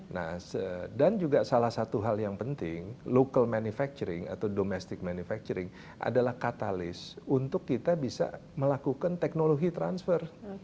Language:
Indonesian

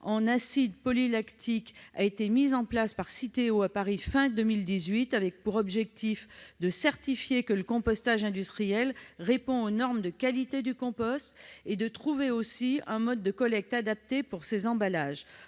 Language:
French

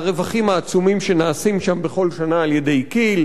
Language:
Hebrew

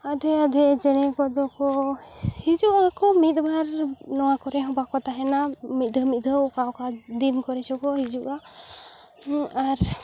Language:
Santali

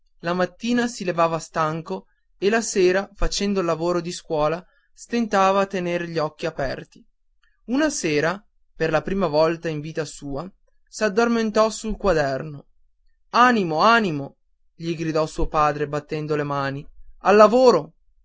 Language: Italian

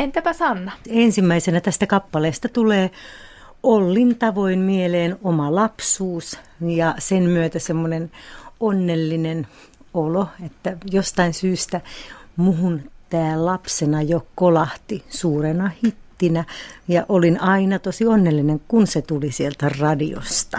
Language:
Finnish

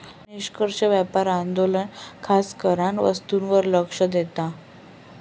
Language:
Marathi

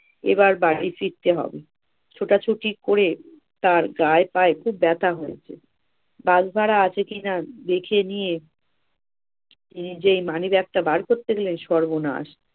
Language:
Bangla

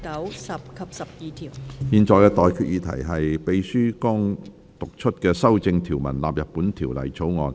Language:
Cantonese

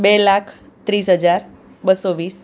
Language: Gujarati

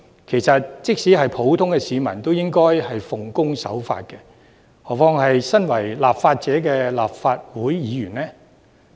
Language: Cantonese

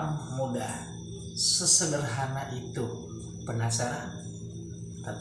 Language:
Indonesian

